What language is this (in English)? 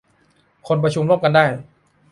Thai